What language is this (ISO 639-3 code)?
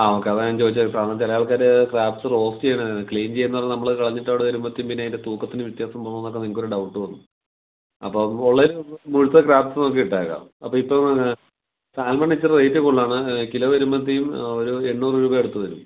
mal